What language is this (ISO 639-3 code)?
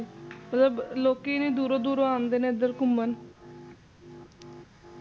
pan